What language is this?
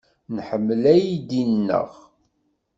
Kabyle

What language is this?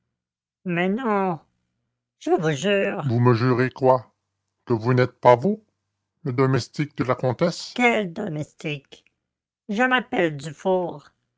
French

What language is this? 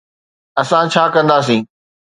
Sindhi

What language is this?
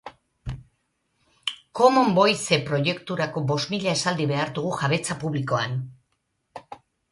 Basque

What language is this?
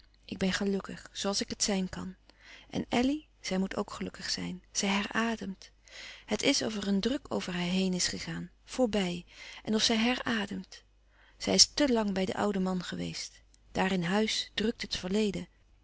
Dutch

